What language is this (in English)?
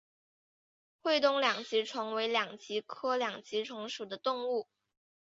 Chinese